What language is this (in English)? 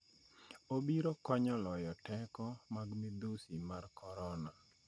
Luo (Kenya and Tanzania)